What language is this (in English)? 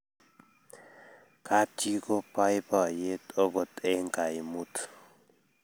Kalenjin